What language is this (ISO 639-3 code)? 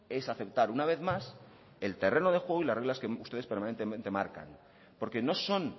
spa